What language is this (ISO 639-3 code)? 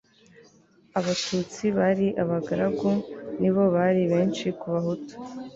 kin